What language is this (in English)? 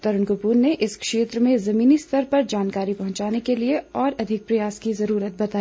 Hindi